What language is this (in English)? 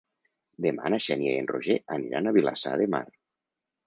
Catalan